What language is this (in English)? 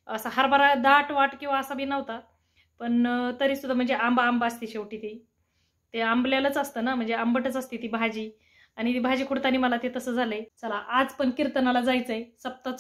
Marathi